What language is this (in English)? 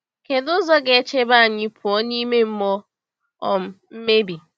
Igbo